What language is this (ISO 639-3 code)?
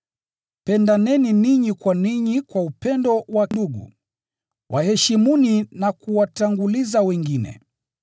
swa